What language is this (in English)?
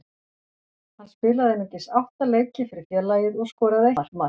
Icelandic